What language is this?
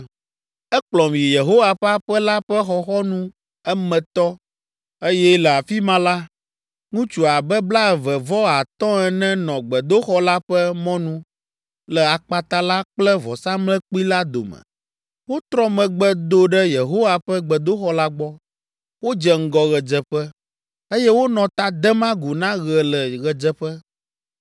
Ewe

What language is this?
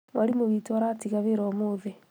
Kikuyu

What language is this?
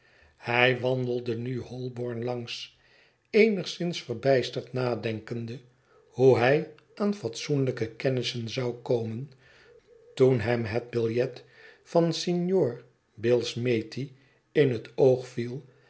Dutch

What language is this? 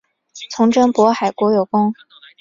Chinese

